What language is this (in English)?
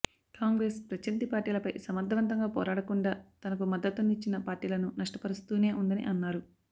Telugu